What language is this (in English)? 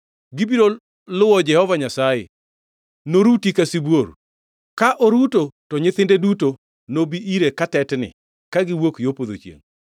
Luo (Kenya and Tanzania)